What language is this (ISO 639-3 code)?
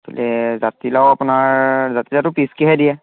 asm